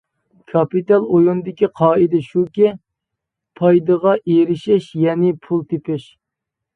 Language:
Uyghur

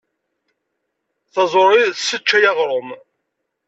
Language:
Kabyle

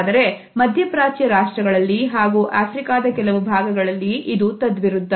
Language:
Kannada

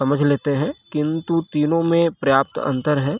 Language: Hindi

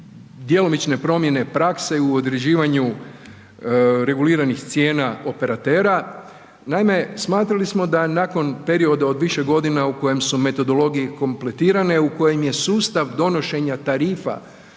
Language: Croatian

